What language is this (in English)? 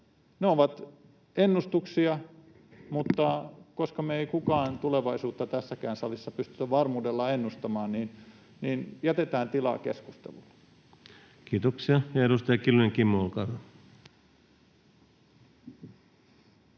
Finnish